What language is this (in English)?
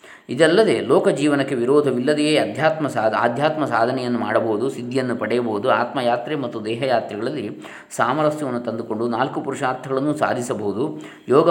Kannada